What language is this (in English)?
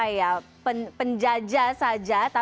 Indonesian